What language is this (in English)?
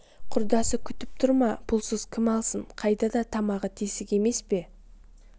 Kazakh